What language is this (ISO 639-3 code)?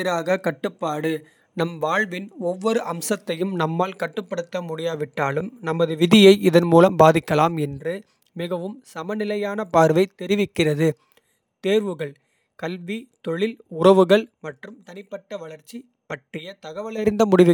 kfe